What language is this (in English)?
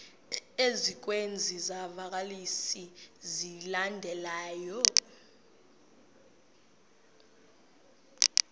Xhosa